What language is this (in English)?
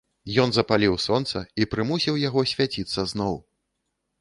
Belarusian